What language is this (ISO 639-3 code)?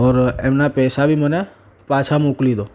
guj